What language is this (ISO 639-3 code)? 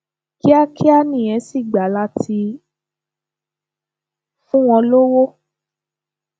yor